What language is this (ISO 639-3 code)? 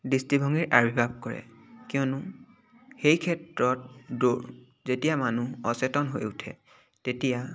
asm